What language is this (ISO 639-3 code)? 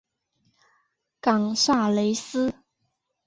zho